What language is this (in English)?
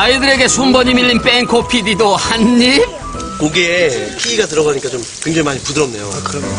Korean